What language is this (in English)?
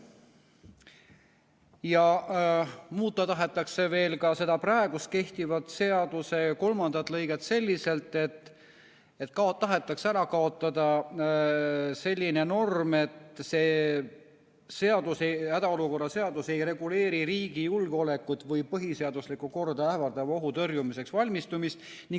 Estonian